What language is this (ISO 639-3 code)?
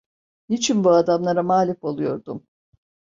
tur